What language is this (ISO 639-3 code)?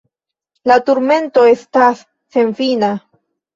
epo